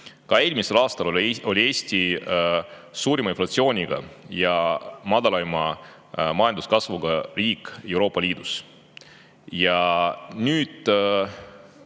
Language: Estonian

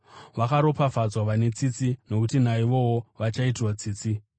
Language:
Shona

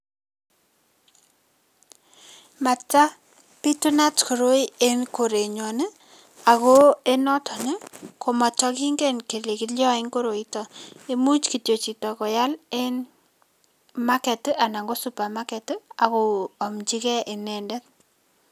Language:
Kalenjin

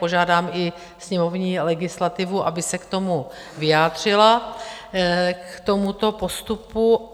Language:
Czech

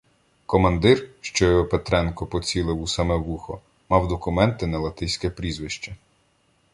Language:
Ukrainian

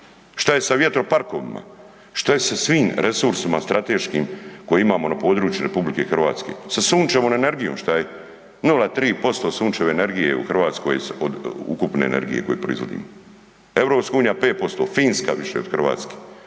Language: Croatian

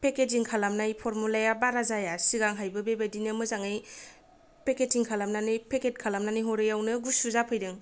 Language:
Bodo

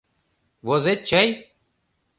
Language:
Mari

